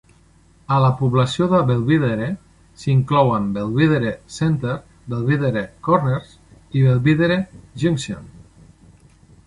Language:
Catalan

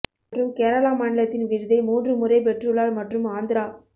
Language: Tamil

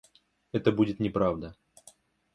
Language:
Russian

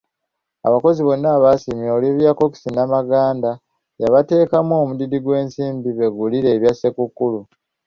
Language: Ganda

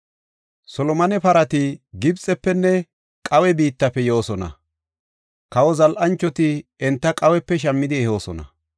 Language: Gofa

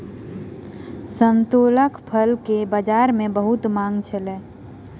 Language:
Maithili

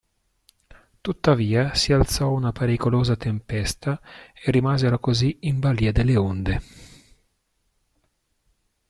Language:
Italian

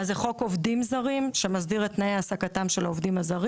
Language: Hebrew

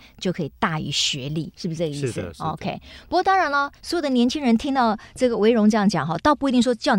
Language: Chinese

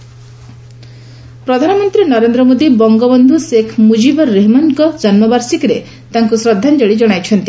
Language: Odia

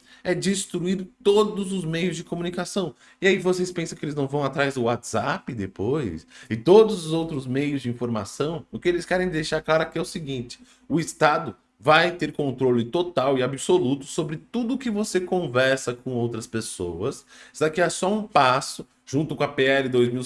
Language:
Portuguese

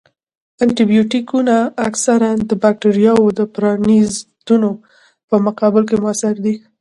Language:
Pashto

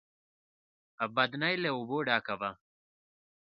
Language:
Pashto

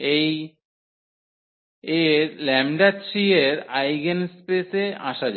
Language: Bangla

